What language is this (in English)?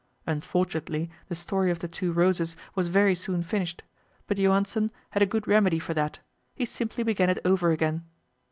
English